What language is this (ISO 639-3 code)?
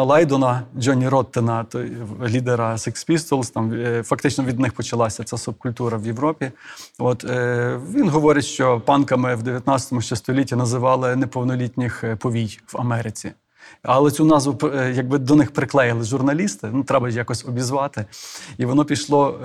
ukr